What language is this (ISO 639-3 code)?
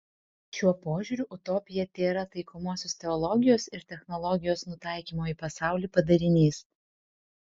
lit